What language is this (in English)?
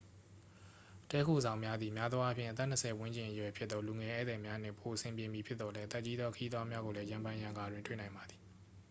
Burmese